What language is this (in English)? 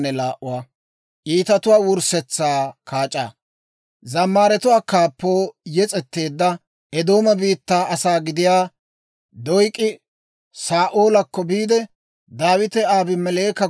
Dawro